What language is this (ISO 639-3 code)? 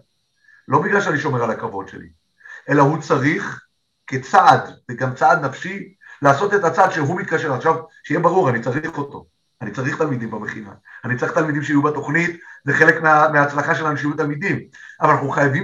heb